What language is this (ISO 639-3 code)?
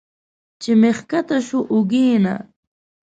pus